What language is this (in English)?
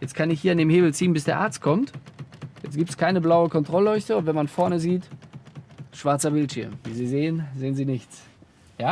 German